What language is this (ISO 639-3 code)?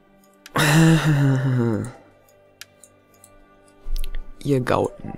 deu